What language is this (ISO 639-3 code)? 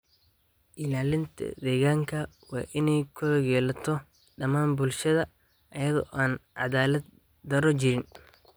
som